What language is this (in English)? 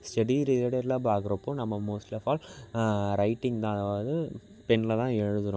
Tamil